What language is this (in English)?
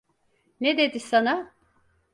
Turkish